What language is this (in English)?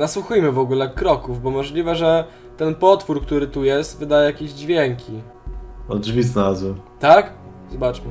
Polish